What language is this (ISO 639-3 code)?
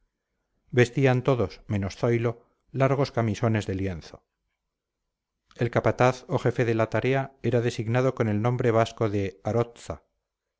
spa